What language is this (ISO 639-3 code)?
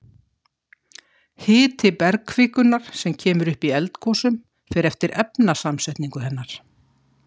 isl